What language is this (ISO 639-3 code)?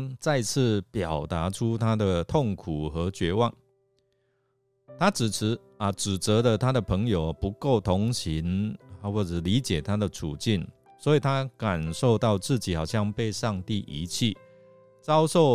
zho